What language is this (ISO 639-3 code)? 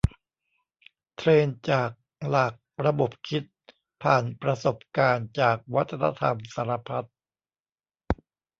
tha